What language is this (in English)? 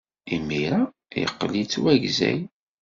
Kabyle